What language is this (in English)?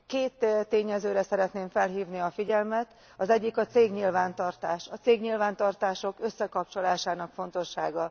Hungarian